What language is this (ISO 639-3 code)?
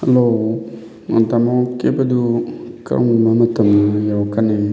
mni